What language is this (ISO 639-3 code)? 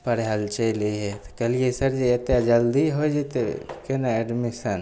mai